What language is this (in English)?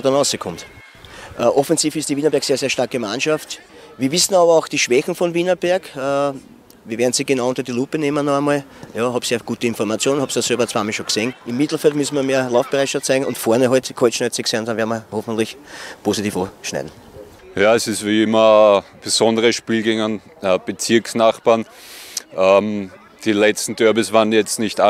German